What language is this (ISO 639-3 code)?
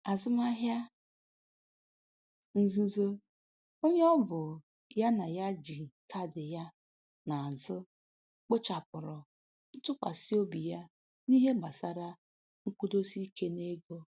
ibo